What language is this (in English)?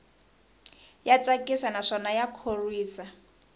Tsonga